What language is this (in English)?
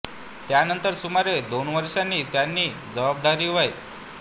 Marathi